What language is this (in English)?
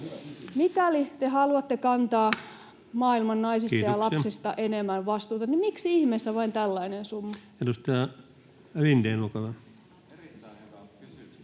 Finnish